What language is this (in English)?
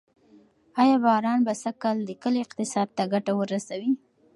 Pashto